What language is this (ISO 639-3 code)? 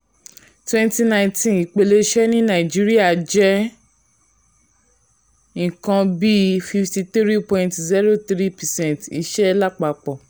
yor